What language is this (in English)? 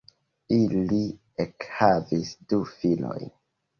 Esperanto